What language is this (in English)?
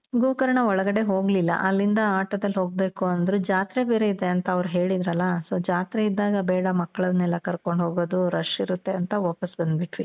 Kannada